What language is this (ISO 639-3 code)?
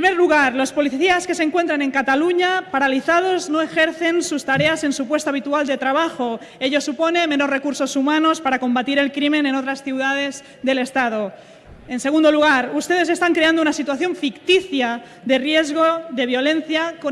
spa